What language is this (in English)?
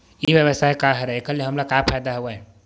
Chhattisgarhi